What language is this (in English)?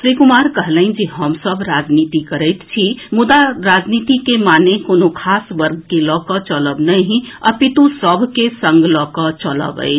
Maithili